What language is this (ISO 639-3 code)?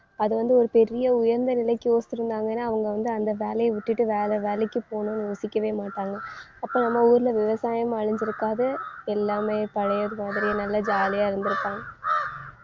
tam